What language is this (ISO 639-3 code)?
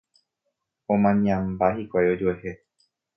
grn